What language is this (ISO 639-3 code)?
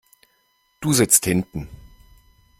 deu